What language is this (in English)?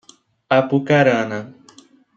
Portuguese